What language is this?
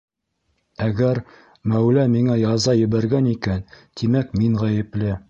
Bashkir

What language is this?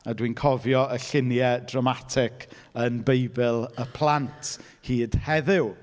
Welsh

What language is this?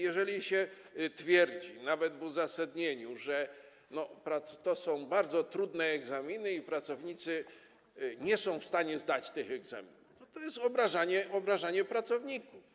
Polish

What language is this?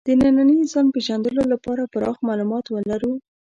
Pashto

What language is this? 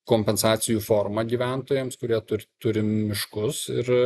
Lithuanian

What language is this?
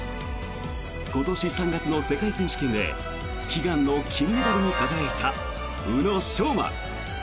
Japanese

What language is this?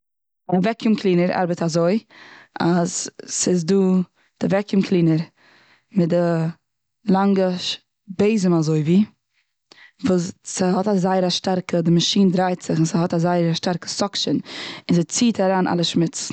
Yiddish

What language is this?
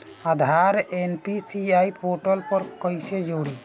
Bhojpuri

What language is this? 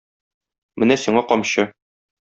Tatar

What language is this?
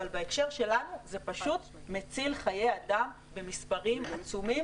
Hebrew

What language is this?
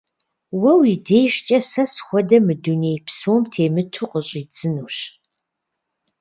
Kabardian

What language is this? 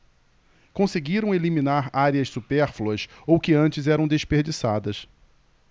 Portuguese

